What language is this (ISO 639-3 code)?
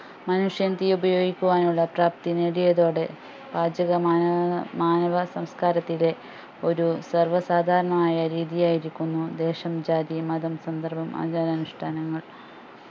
mal